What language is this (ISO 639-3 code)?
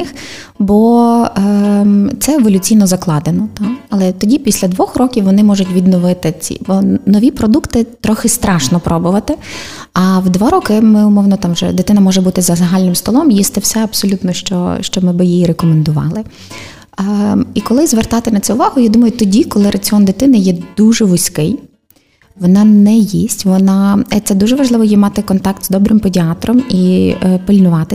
ukr